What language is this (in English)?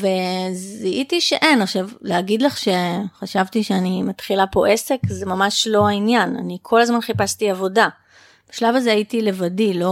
Hebrew